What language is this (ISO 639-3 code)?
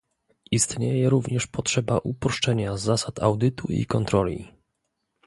pol